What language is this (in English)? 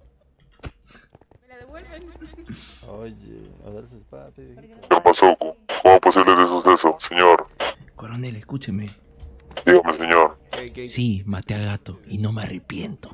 Spanish